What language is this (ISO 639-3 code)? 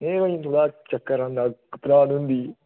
doi